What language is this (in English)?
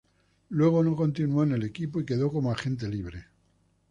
Spanish